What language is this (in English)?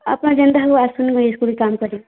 Odia